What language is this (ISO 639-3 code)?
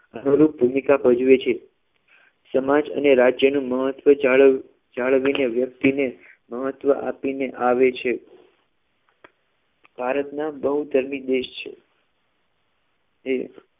guj